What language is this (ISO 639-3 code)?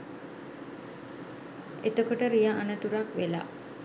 sin